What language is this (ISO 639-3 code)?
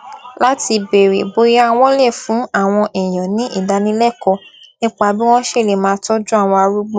yor